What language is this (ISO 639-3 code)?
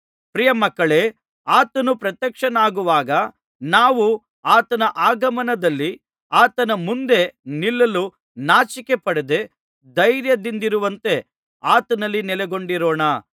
kan